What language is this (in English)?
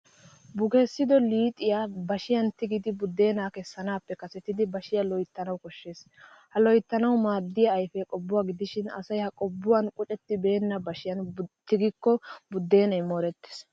Wolaytta